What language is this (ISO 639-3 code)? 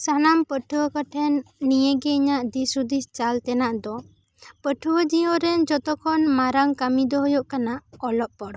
sat